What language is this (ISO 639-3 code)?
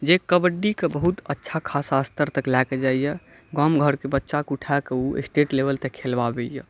mai